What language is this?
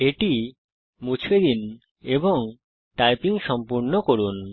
Bangla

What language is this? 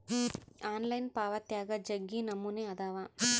Kannada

